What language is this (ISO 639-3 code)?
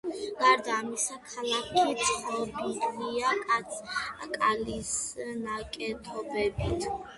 kat